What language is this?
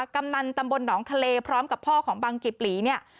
Thai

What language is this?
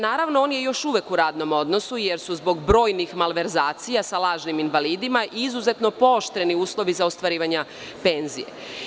Serbian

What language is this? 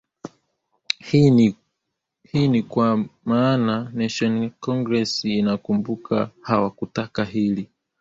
Swahili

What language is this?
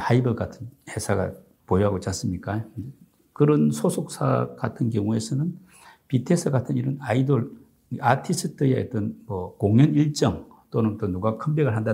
Korean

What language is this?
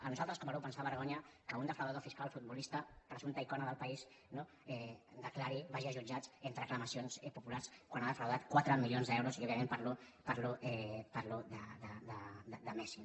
Catalan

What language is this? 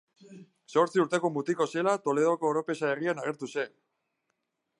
Basque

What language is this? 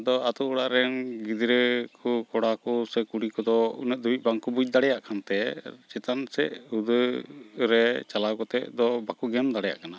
Santali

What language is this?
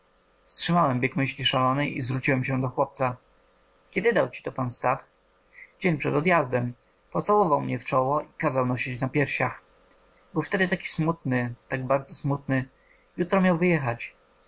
Polish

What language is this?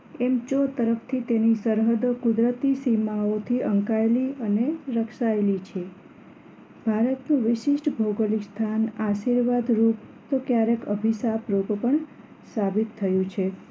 Gujarati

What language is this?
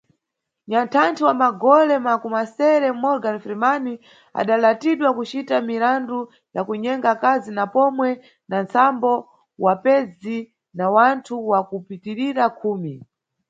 Nyungwe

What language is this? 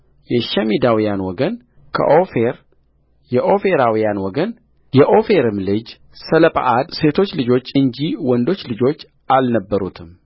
Amharic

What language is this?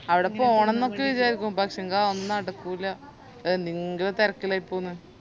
Malayalam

